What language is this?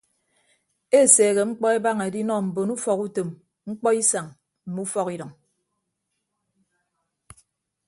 Ibibio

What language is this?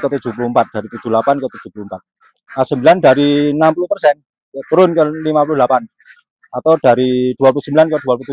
Indonesian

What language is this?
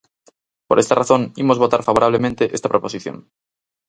Galician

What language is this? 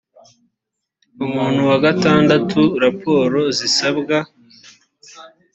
Kinyarwanda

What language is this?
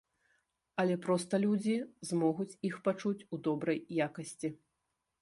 Belarusian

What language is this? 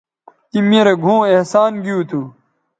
Bateri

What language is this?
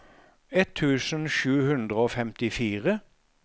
Norwegian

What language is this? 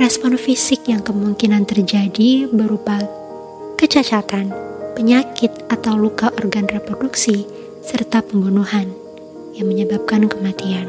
Indonesian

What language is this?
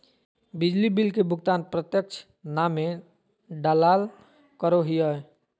Magahi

